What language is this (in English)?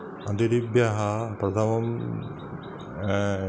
Sanskrit